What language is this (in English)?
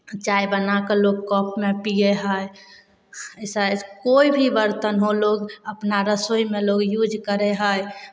Maithili